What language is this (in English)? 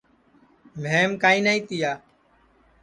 Sansi